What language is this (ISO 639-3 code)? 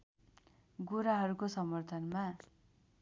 nep